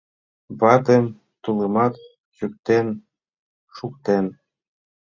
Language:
Mari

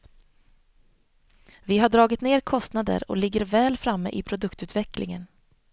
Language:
Swedish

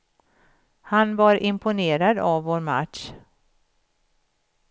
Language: Swedish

